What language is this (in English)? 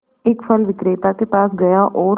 Hindi